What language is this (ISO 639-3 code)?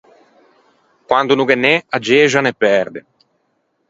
lij